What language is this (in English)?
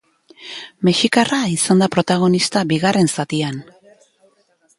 Basque